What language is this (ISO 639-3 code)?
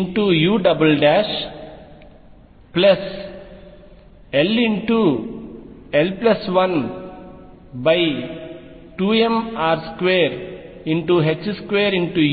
tel